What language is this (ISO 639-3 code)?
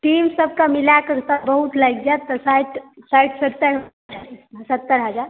mai